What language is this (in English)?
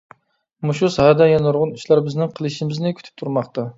Uyghur